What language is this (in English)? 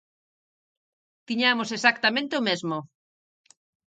Galician